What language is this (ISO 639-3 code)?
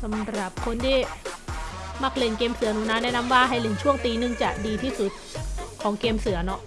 tha